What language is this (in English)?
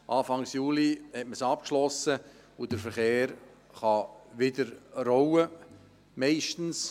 Swiss German